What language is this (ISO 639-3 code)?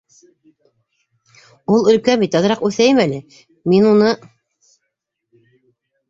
bak